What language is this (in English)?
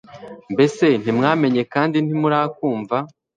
Kinyarwanda